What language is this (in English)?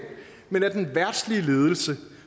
Danish